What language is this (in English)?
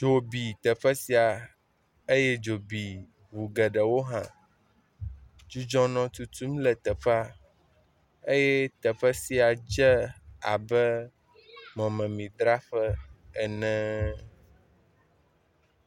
Ewe